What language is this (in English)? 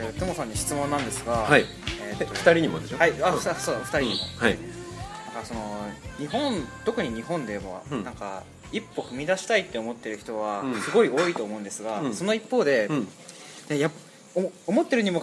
Japanese